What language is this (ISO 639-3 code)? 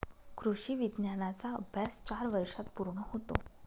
mar